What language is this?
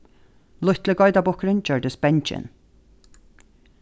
Faroese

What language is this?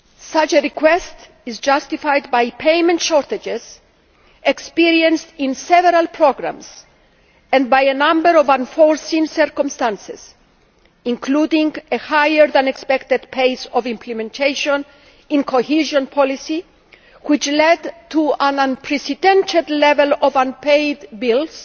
English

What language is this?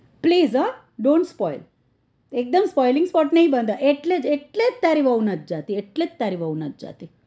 Gujarati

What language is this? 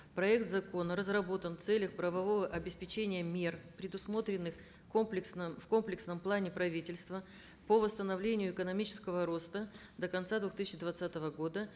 Kazakh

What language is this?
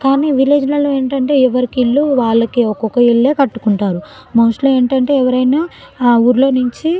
Telugu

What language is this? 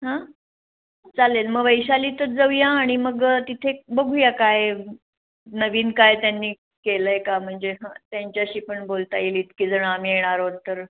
Marathi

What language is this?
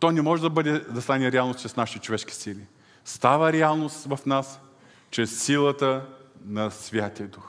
Bulgarian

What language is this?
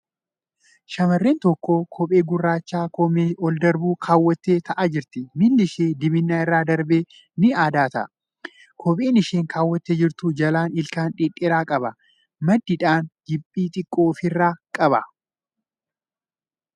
Oromo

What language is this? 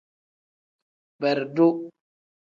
Tem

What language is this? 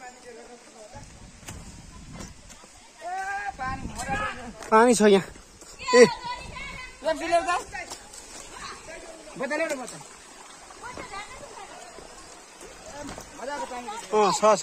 Arabic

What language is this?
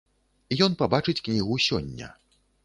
Belarusian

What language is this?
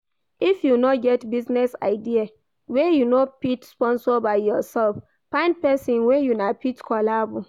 Nigerian Pidgin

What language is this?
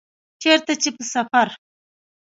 Pashto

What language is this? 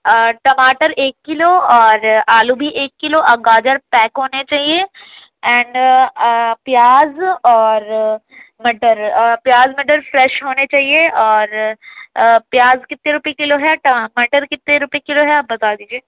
Urdu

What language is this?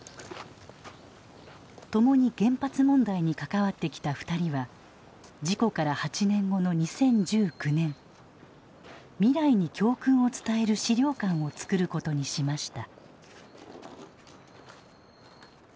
Japanese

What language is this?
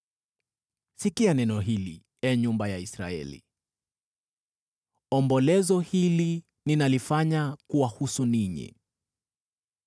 Swahili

